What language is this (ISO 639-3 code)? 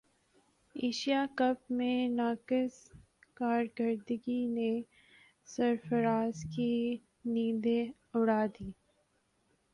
urd